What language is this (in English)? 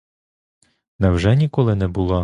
Ukrainian